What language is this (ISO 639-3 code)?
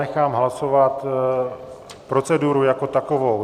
ces